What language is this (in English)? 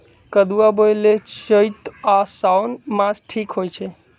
Magahi